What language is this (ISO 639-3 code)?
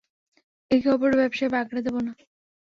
ben